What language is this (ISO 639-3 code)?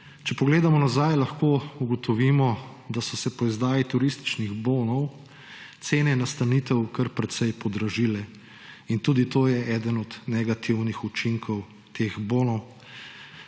slv